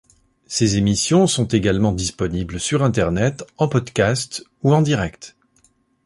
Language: French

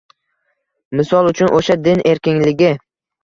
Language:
Uzbek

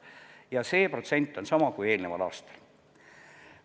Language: Estonian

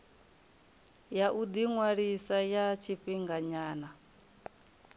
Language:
Venda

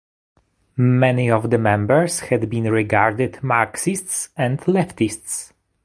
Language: English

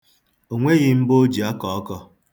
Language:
Igbo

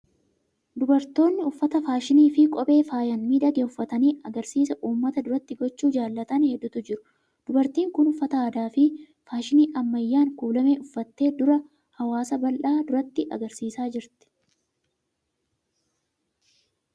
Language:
Oromo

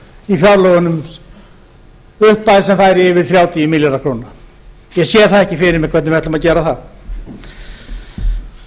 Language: Icelandic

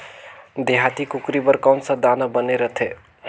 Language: Chhattisgarhi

